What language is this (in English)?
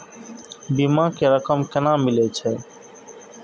Maithili